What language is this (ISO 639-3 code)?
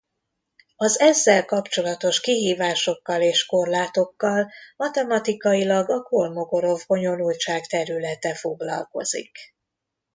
hun